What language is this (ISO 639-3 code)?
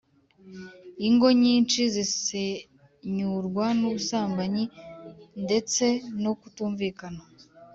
kin